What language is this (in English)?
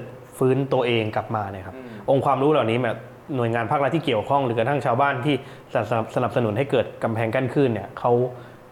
Thai